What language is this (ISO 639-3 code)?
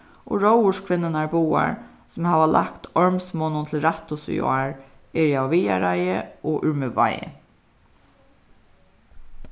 fao